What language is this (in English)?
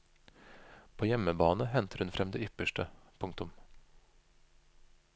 Norwegian